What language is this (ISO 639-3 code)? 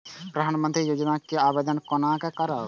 mai